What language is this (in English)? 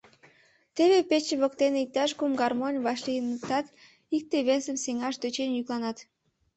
Mari